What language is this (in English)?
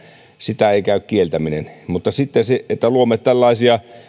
Finnish